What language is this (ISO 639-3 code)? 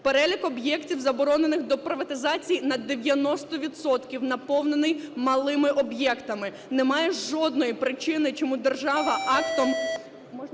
ukr